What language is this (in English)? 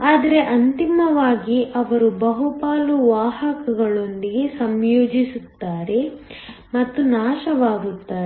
Kannada